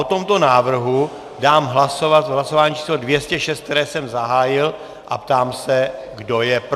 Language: Czech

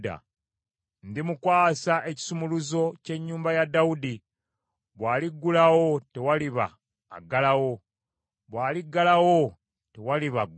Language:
Ganda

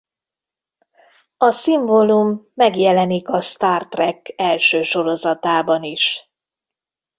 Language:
Hungarian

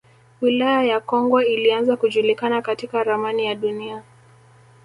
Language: Swahili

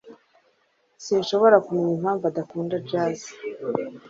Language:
Kinyarwanda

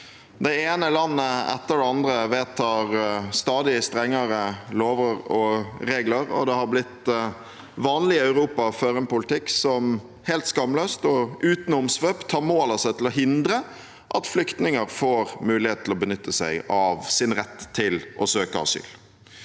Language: Norwegian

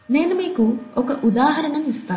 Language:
Telugu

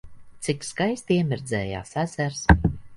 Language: Latvian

